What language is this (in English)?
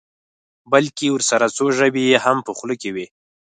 Pashto